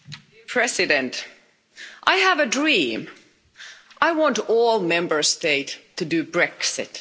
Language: English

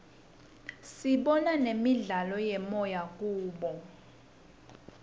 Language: Swati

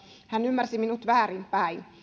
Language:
Finnish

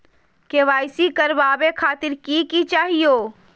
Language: Magahi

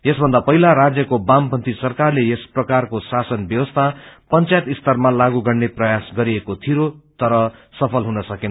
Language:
Nepali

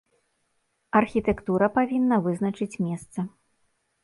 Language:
Belarusian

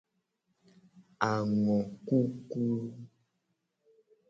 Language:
Gen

